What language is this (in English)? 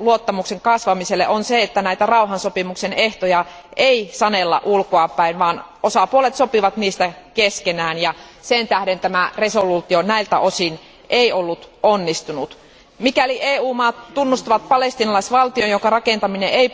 Finnish